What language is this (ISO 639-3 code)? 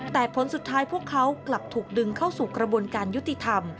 tha